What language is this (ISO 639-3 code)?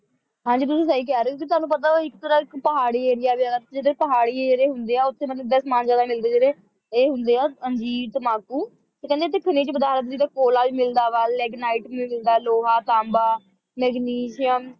pan